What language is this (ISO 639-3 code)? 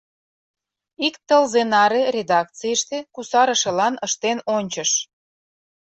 chm